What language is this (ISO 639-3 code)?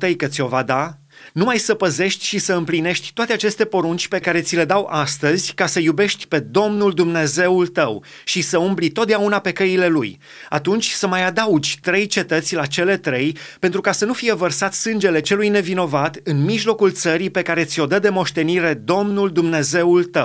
ron